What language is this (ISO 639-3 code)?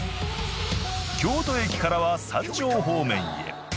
jpn